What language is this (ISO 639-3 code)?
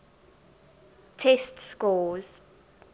eng